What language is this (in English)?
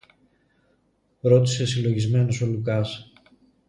Greek